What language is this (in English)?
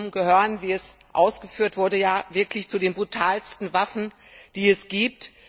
German